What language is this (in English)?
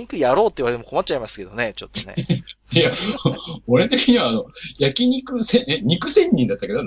Japanese